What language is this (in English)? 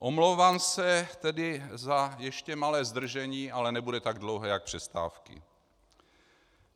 Czech